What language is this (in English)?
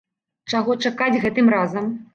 Belarusian